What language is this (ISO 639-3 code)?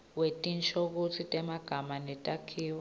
ssw